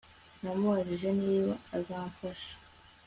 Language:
Kinyarwanda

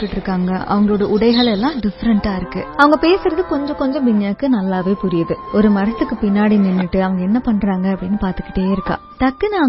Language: Tamil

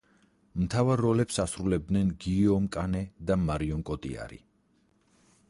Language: Georgian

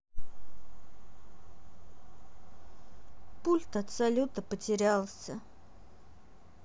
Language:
Russian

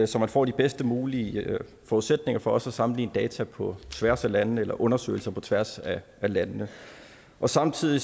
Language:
Danish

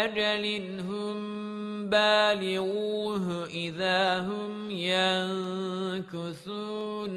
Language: Arabic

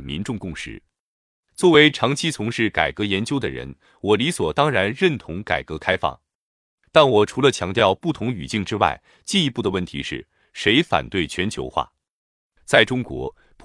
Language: Chinese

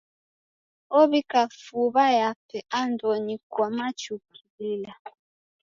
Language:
Taita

